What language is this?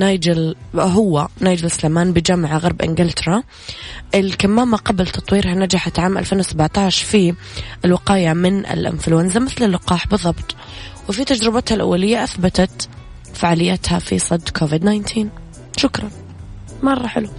Arabic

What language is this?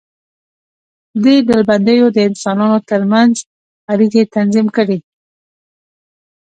Pashto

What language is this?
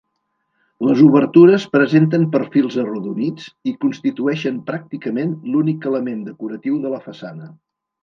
Catalan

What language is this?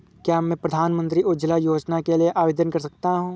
Hindi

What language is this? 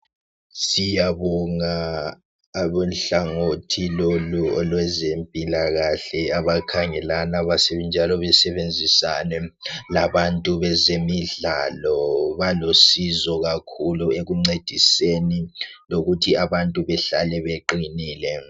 North Ndebele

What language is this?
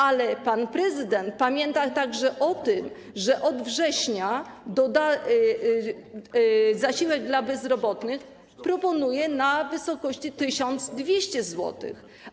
Polish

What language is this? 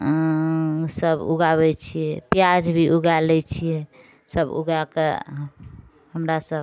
Maithili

